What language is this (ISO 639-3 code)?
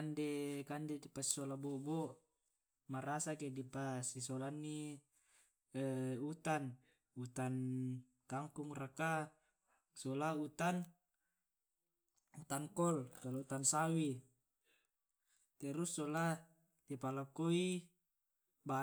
rob